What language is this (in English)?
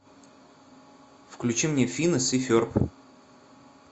Russian